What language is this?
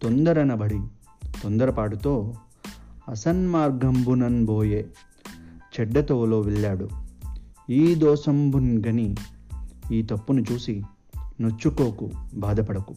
Telugu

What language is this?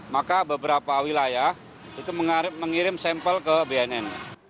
Indonesian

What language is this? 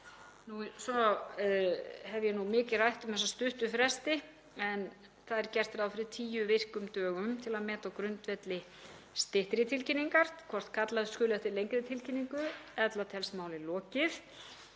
Icelandic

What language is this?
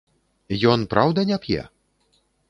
Belarusian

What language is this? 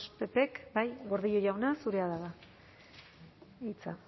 Basque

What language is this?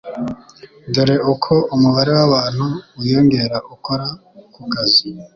Kinyarwanda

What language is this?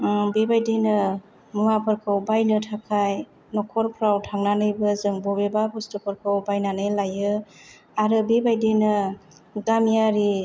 Bodo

